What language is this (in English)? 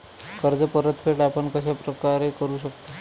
Marathi